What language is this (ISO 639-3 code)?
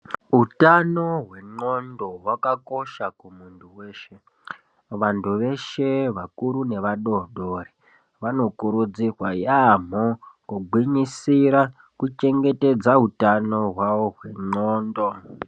ndc